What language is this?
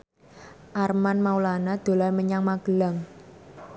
Javanese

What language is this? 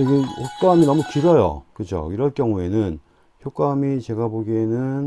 Korean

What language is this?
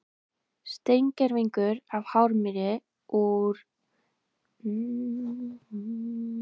Icelandic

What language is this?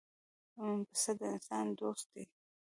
Pashto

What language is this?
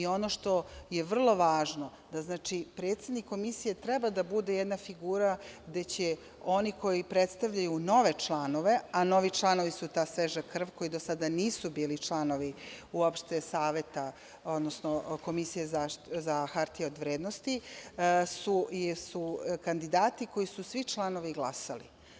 Serbian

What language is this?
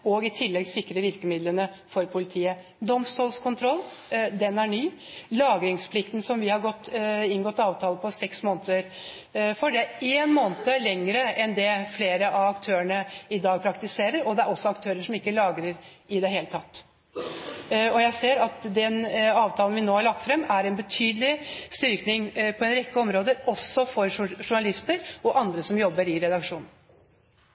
Norwegian Bokmål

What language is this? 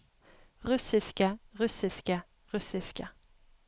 Norwegian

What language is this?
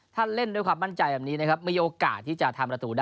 Thai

